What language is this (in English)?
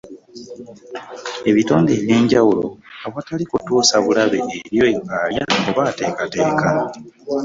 Ganda